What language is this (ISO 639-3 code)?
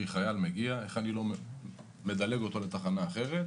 heb